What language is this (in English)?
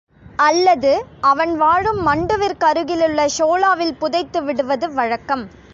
Tamil